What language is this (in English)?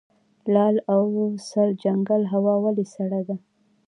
Pashto